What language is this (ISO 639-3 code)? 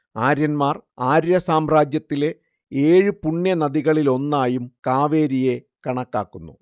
mal